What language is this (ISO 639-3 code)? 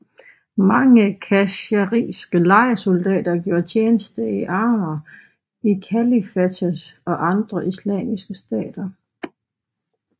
dan